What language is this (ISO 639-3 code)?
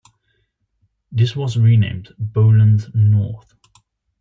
eng